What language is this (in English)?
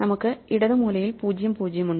Malayalam